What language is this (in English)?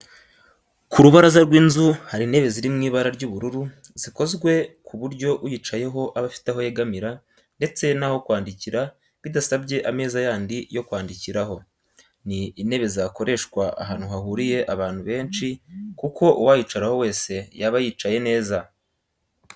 Kinyarwanda